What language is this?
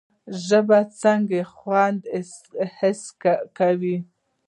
Pashto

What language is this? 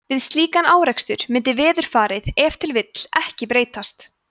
Icelandic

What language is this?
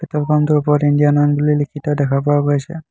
Assamese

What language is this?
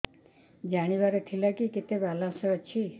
Odia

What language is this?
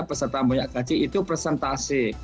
Indonesian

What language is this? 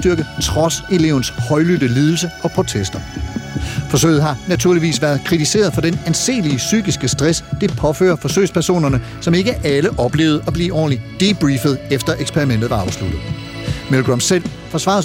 Danish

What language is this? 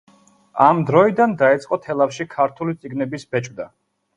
Georgian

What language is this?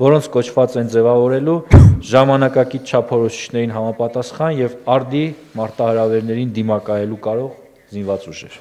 Turkish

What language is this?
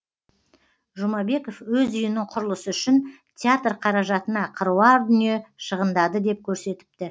Kazakh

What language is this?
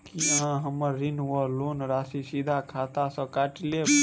Maithili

